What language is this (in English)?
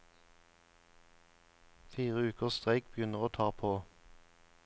Norwegian